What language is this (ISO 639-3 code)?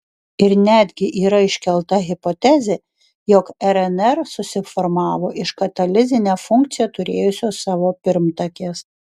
lit